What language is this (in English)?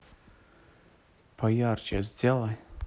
Russian